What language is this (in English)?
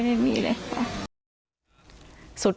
Thai